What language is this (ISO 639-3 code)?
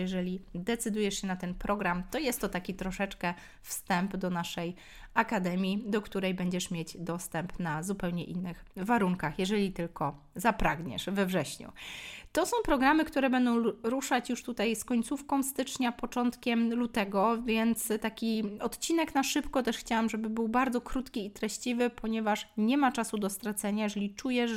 pol